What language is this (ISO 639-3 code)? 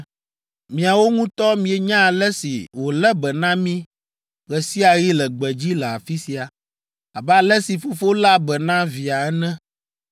ewe